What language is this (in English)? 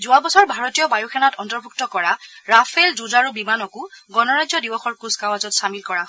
Assamese